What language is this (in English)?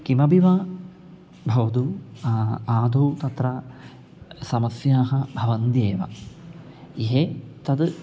Sanskrit